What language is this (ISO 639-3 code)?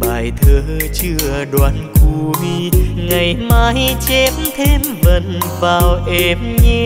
vie